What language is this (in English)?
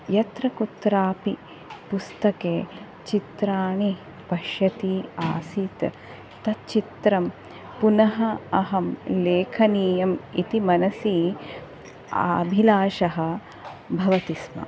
Sanskrit